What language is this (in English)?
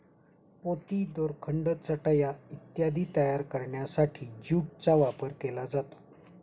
Marathi